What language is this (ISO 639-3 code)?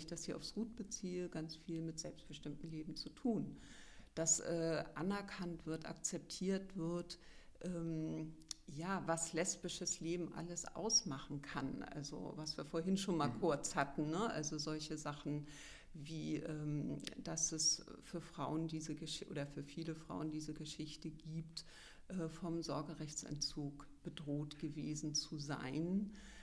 deu